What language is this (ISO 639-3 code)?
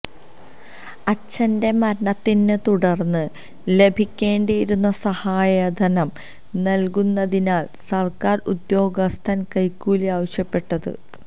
mal